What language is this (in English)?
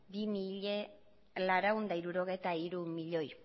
Basque